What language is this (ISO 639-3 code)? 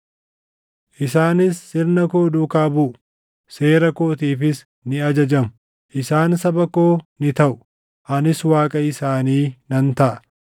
orm